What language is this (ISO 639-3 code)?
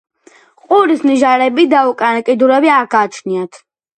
kat